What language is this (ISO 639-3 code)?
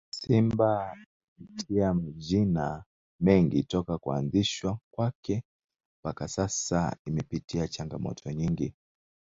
swa